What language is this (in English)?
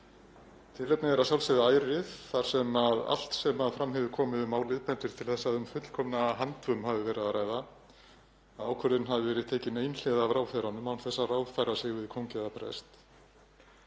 Icelandic